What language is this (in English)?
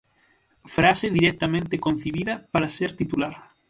Galician